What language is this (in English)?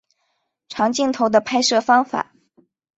Chinese